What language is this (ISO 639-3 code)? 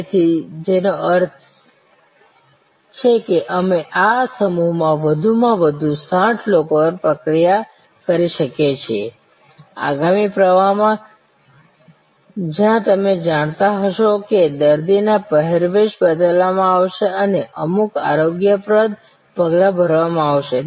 guj